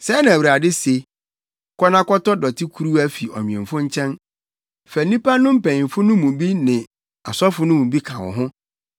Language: Akan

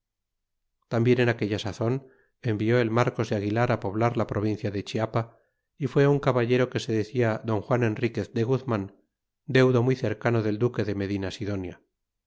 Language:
Spanish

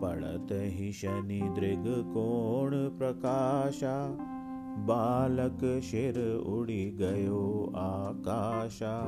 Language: Hindi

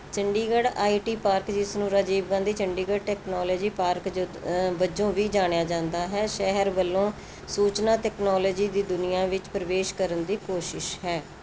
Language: Punjabi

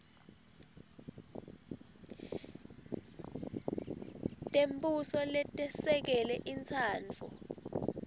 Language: Swati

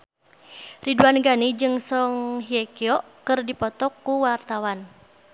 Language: Sundanese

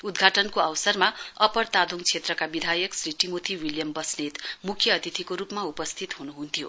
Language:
Nepali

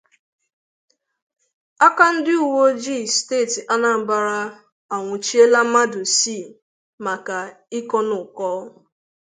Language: Igbo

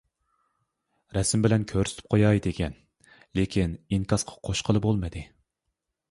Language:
Uyghur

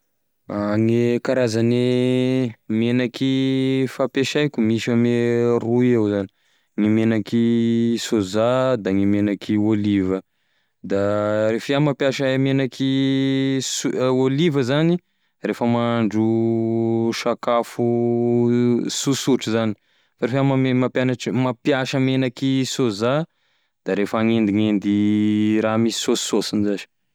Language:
Tesaka Malagasy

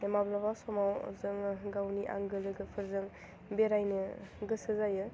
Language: Bodo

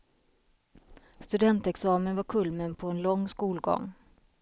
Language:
Swedish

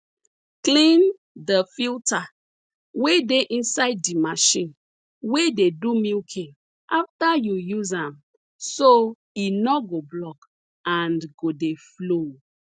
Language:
Nigerian Pidgin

